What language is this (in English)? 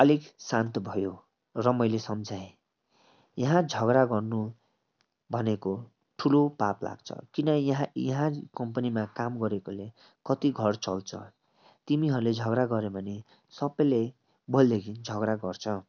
Nepali